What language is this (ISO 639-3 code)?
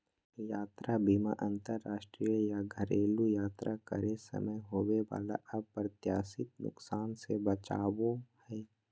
mag